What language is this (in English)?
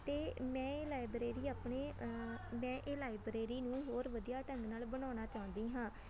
Punjabi